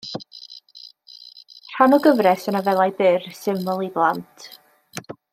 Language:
Welsh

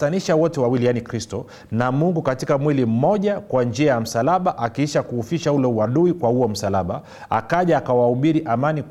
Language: Swahili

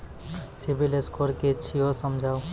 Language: Maithili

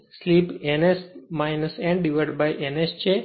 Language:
Gujarati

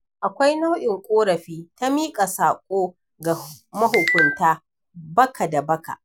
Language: Hausa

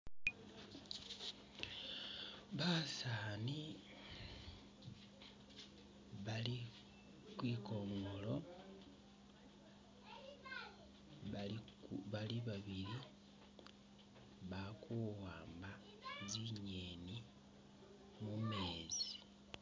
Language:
Masaaba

